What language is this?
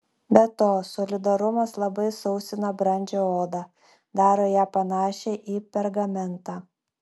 Lithuanian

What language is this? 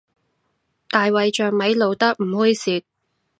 Cantonese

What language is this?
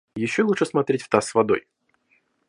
Russian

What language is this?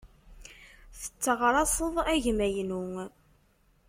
Kabyle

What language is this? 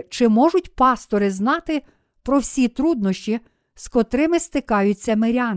Ukrainian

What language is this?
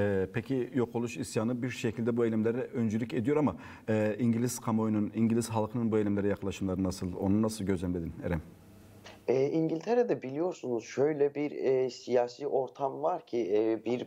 Turkish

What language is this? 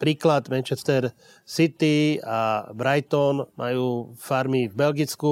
Slovak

